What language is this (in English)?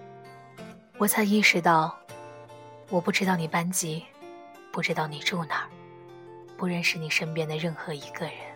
Chinese